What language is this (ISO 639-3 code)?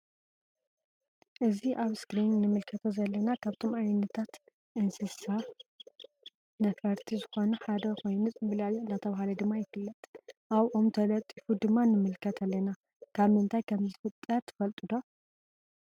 tir